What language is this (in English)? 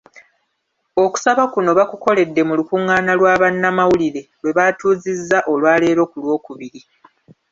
Ganda